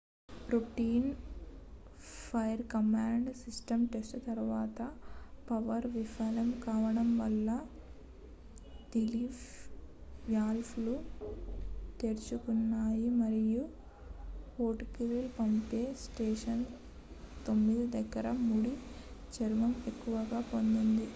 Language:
Telugu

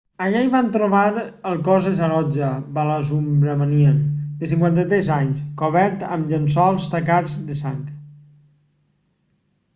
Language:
Catalan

